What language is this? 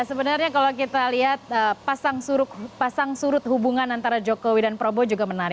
Indonesian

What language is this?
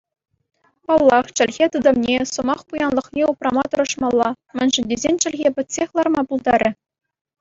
Chuvash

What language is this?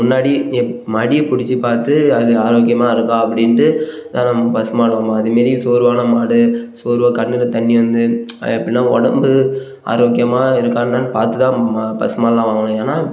Tamil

